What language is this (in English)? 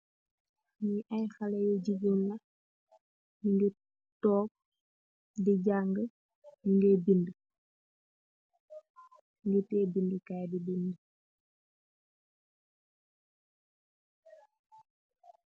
Wolof